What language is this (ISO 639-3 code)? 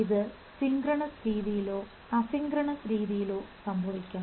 mal